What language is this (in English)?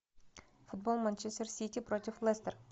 Russian